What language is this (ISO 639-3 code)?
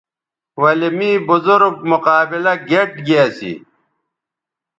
btv